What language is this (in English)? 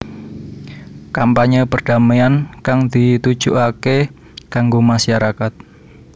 Javanese